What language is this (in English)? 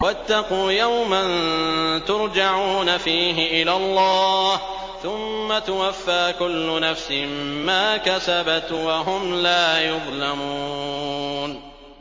Arabic